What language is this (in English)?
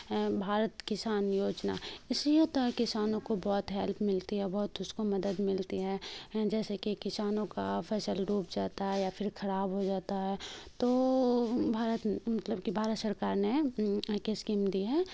Urdu